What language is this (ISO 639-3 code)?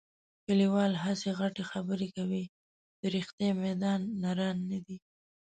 pus